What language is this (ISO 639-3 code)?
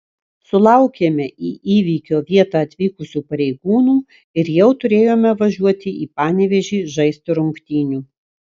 lit